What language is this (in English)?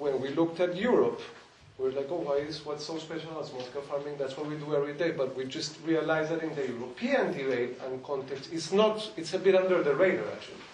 English